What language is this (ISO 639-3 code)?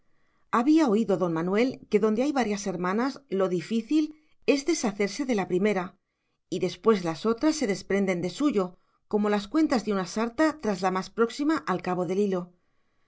spa